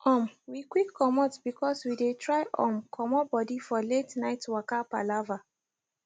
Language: Nigerian Pidgin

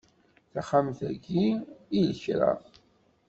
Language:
Kabyle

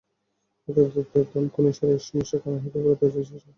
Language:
Bangla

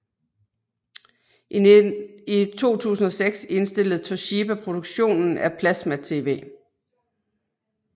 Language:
Danish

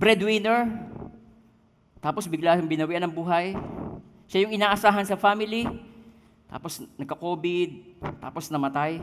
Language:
Filipino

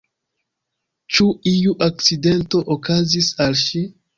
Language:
Esperanto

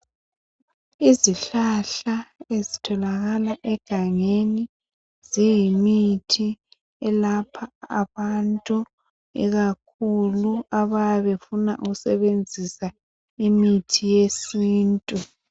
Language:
North Ndebele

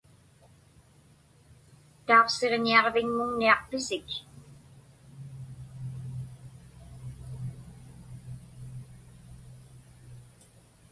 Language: Inupiaq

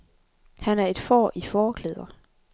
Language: Danish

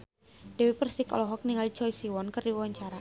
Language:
Sundanese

